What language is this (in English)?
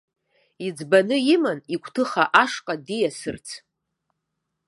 Abkhazian